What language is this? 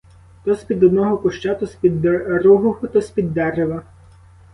Ukrainian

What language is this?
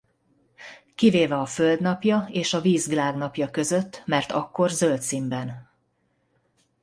Hungarian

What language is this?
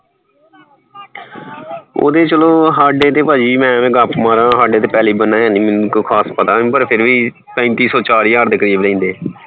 Punjabi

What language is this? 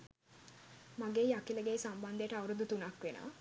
Sinhala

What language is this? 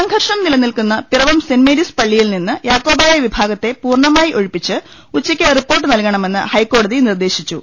Malayalam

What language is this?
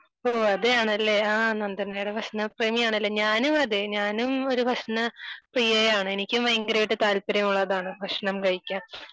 Malayalam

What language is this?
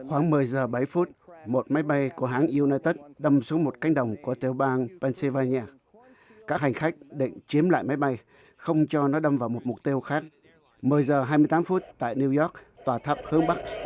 Vietnamese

